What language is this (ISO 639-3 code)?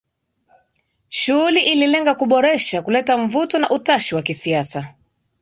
swa